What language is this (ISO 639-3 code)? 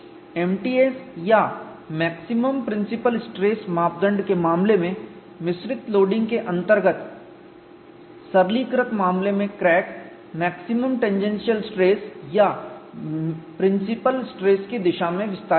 hin